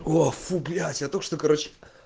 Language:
Russian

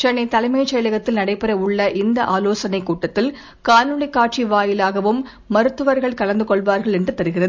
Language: Tamil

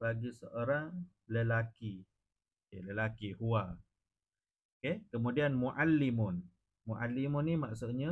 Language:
Malay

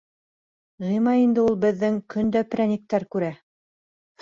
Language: Bashkir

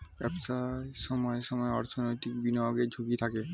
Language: Bangla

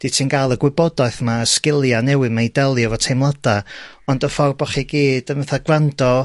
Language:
Welsh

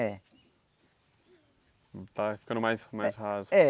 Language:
Portuguese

